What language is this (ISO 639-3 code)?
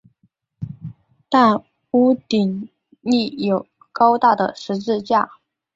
zho